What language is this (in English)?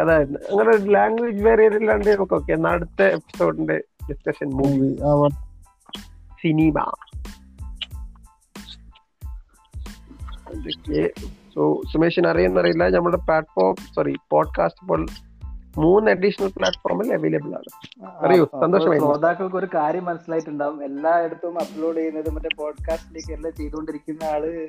Malayalam